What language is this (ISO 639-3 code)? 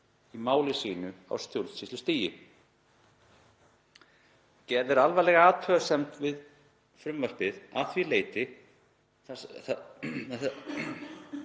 isl